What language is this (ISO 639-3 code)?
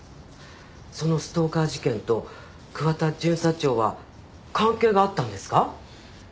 jpn